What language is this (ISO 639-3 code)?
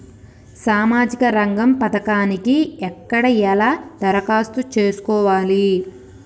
tel